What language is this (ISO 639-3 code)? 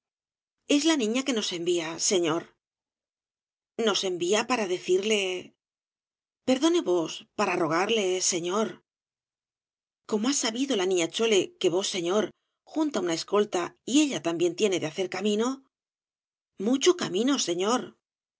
spa